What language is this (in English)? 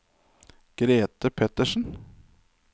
Norwegian